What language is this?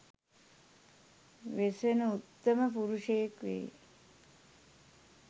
Sinhala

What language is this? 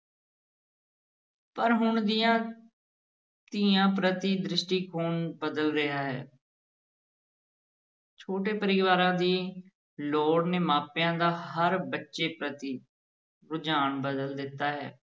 Punjabi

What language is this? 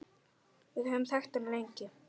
Icelandic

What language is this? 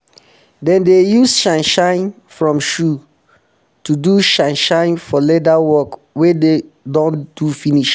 Nigerian Pidgin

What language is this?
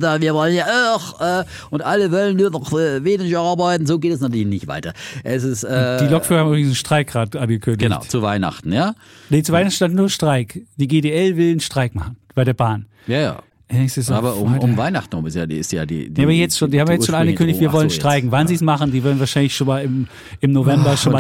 German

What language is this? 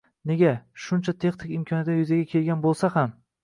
Uzbek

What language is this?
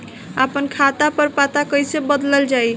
Bhojpuri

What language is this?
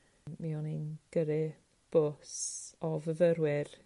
Welsh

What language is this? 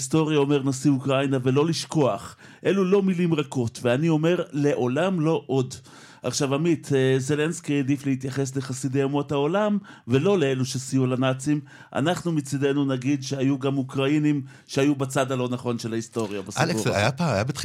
Hebrew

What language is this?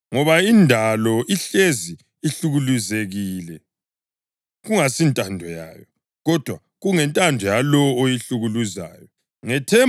North Ndebele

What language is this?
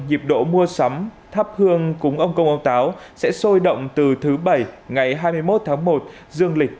Vietnamese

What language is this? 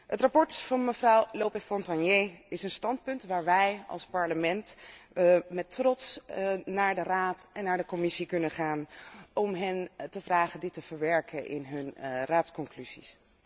Dutch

